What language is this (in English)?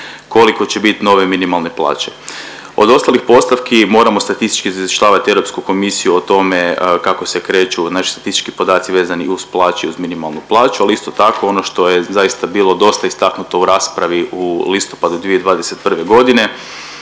Croatian